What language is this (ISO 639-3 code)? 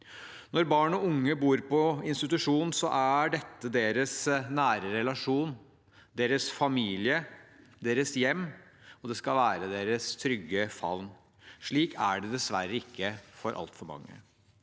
nor